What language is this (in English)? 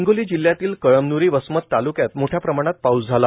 Marathi